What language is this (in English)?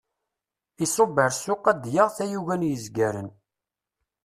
Kabyle